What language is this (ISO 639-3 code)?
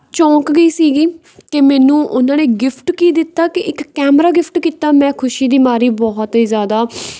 pan